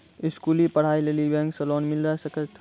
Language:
Maithili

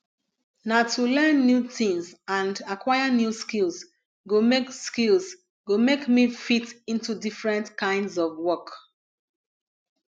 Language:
Nigerian Pidgin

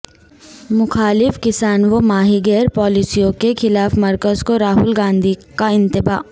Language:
Urdu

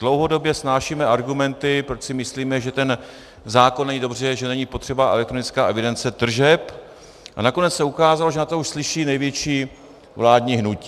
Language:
Czech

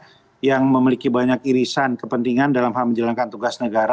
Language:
Indonesian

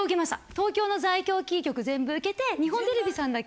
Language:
Japanese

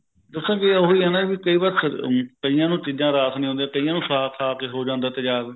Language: Punjabi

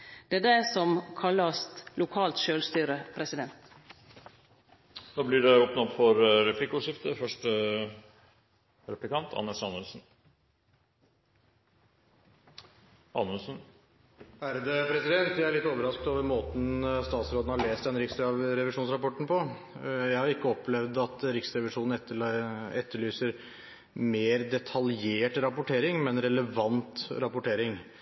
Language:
Norwegian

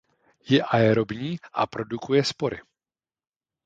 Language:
Czech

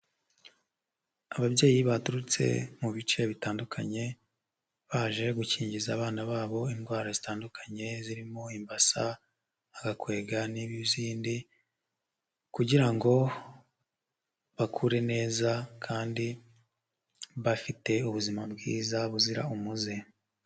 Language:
Kinyarwanda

